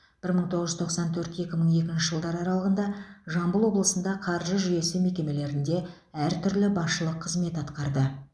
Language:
Kazakh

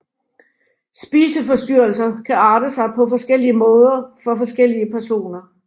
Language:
Danish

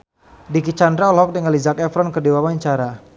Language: Sundanese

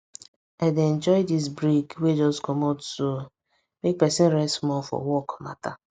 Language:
Nigerian Pidgin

